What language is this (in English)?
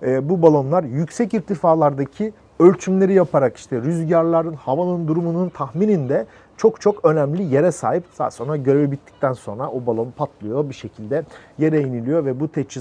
Turkish